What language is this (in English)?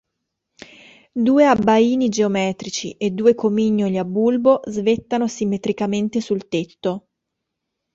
Italian